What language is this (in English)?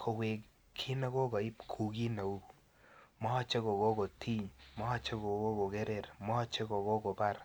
Kalenjin